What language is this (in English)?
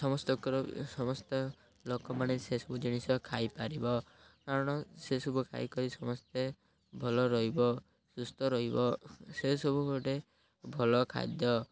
Odia